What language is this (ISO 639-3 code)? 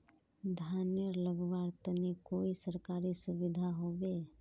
mag